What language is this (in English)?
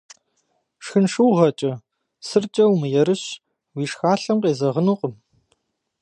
Kabardian